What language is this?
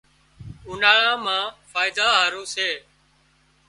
Wadiyara Koli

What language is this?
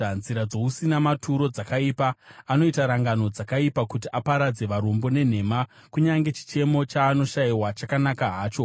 Shona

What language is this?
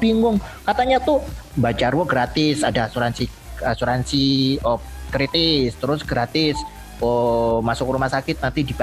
Indonesian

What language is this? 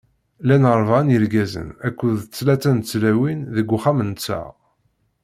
Kabyle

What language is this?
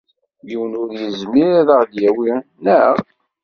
Kabyle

